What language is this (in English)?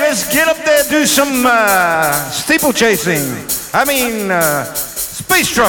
Ukrainian